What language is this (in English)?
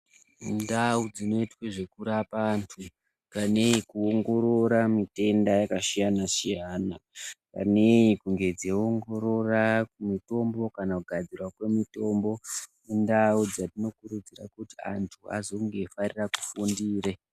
Ndau